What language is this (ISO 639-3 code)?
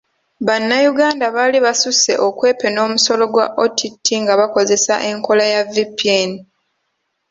lug